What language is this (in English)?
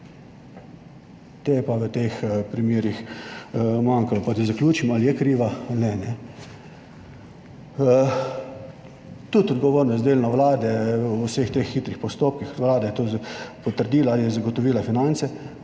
Slovenian